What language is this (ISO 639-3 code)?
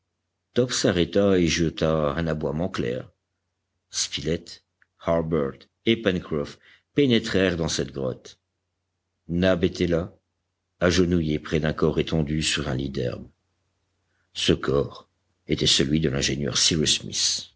fra